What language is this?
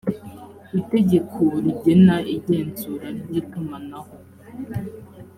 Kinyarwanda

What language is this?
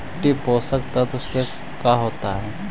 Magahi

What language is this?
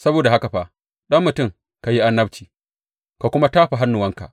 Hausa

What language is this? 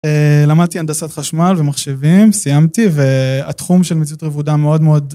Hebrew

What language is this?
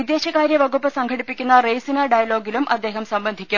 Malayalam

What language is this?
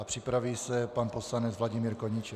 Czech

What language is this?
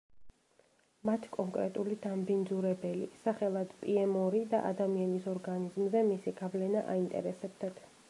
Georgian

